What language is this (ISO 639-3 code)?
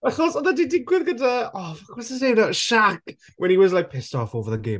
cym